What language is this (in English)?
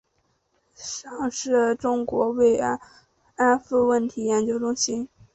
Chinese